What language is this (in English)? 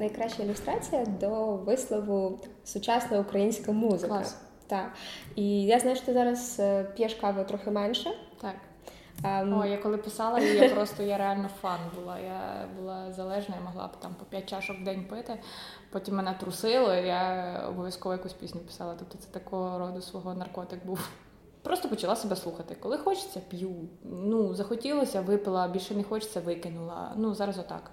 Ukrainian